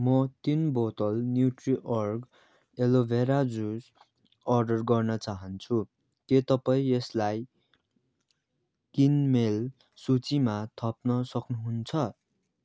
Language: Nepali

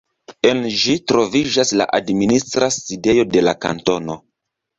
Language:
Esperanto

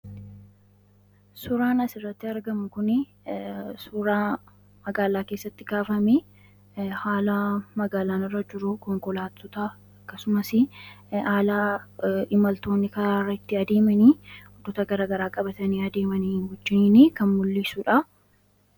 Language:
Oromo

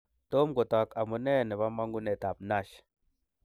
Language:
Kalenjin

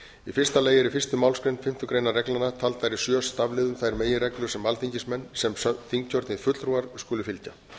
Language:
Icelandic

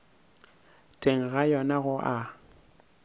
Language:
Northern Sotho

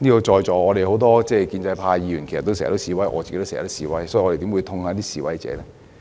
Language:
Cantonese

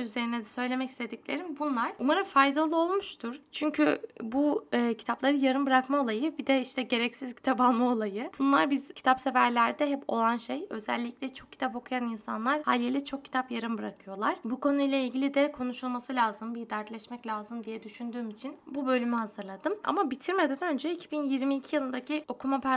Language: Turkish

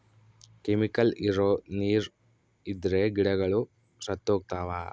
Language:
Kannada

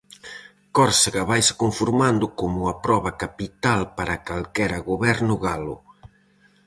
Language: Galician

